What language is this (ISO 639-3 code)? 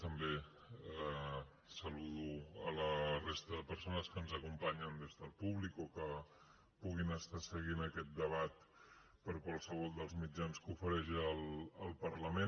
cat